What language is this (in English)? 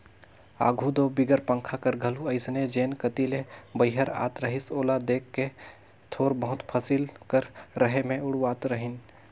Chhattisgarhi